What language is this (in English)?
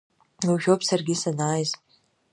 Abkhazian